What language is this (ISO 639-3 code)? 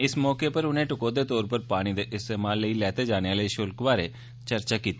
doi